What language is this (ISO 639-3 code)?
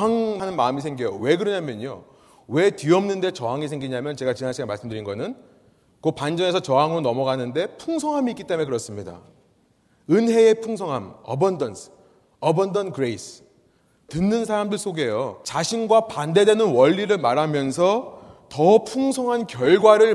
kor